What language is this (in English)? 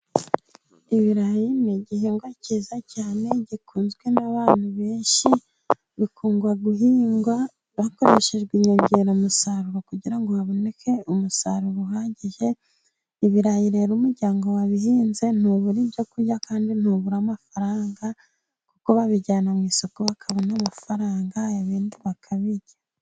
Kinyarwanda